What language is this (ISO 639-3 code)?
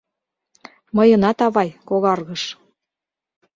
chm